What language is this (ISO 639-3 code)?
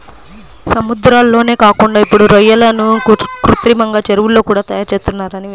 tel